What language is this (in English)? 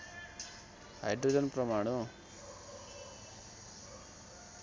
Nepali